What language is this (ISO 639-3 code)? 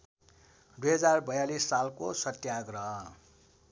nep